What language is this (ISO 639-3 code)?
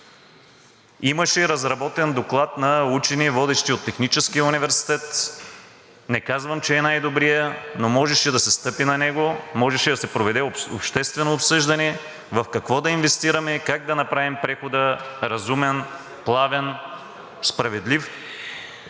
bul